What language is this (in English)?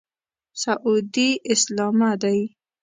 Pashto